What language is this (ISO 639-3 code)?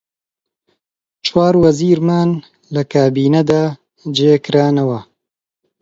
ckb